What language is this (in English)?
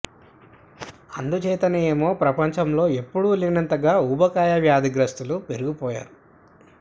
Telugu